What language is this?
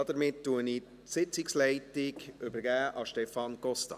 Swiss German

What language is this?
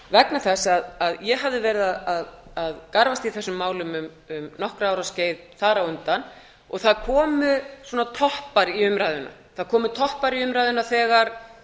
Icelandic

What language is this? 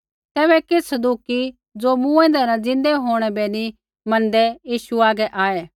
Kullu Pahari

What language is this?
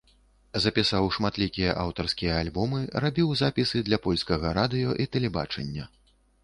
Belarusian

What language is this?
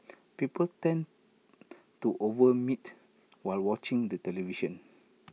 English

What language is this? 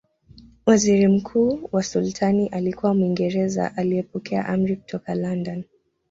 Swahili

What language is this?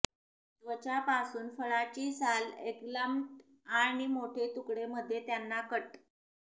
Marathi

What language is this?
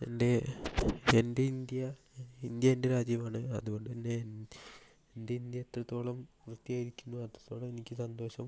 Malayalam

